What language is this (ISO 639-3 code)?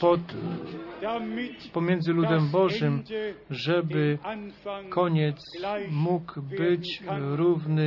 pol